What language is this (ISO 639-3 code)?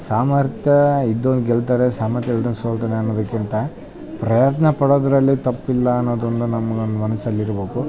kan